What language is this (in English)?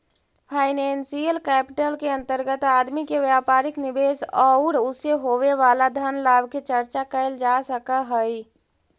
Magahi